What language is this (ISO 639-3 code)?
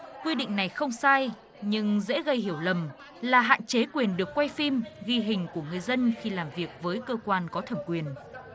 vie